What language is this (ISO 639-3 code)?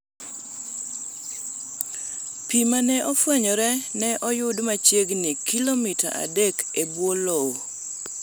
luo